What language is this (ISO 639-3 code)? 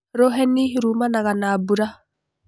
kik